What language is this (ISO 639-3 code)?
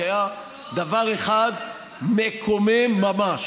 heb